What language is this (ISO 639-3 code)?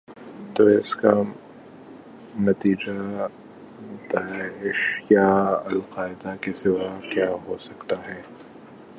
urd